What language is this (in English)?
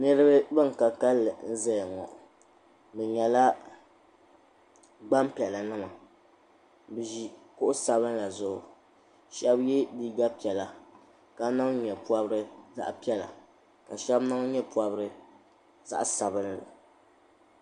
Dagbani